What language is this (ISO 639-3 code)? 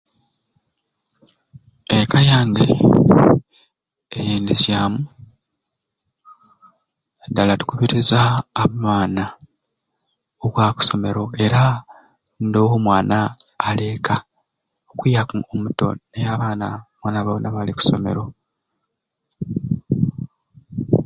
ruc